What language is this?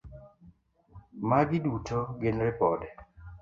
Luo (Kenya and Tanzania)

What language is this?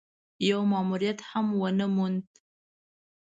Pashto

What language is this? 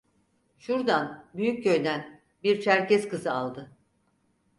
Turkish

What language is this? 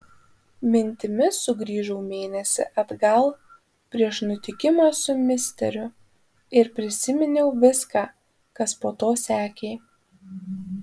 Lithuanian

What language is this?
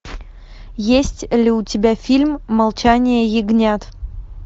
Russian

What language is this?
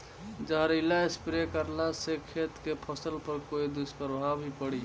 Bhojpuri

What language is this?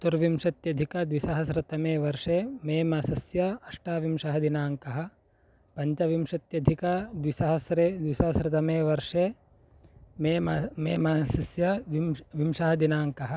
Sanskrit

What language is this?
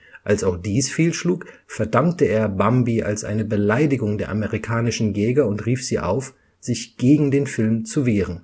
German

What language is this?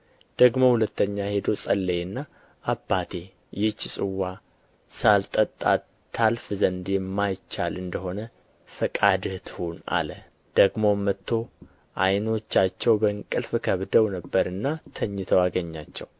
Amharic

